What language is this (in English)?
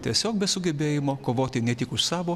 Lithuanian